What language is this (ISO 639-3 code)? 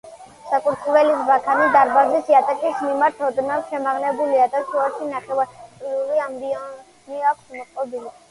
kat